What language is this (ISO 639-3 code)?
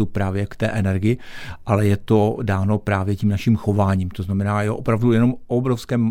ces